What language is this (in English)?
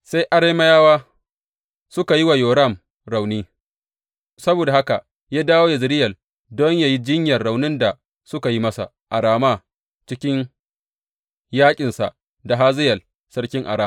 Hausa